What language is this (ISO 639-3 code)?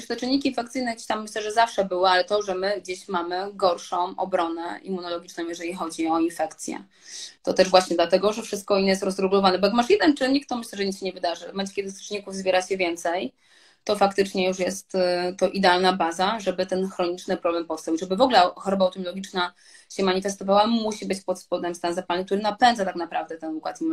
pol